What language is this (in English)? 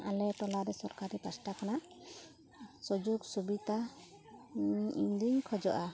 Santali